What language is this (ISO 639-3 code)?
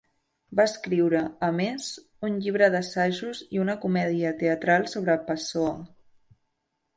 cat